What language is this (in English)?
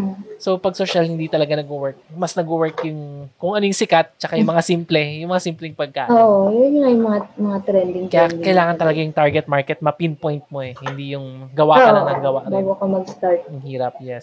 Filipino